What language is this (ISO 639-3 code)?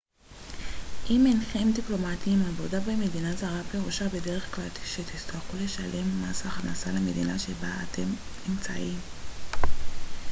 heb